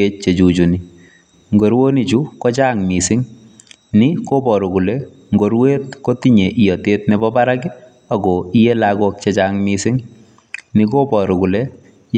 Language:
Kalenjin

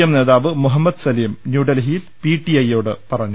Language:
Malayalam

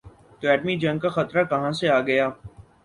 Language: Urdu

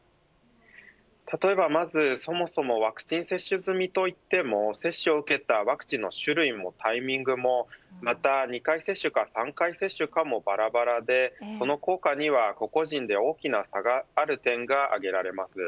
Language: Japanese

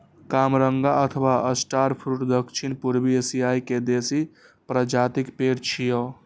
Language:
Maithili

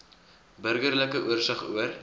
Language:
Afrikaans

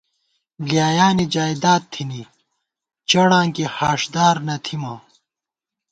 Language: Gawar-Bati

